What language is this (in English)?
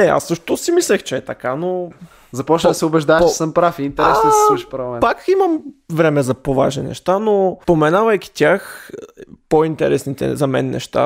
Bulgarian